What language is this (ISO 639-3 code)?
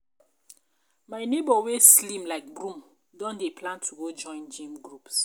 pcm